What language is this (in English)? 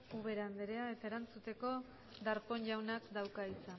Basque